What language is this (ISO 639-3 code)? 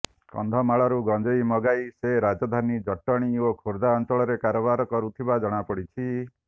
ori